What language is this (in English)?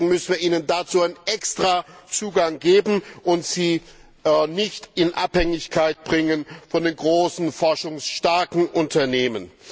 German